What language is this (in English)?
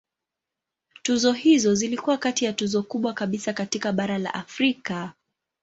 Swahili